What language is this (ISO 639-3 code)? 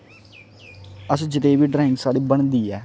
doi